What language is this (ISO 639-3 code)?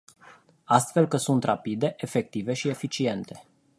ron